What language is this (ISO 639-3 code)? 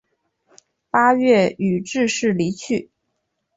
zho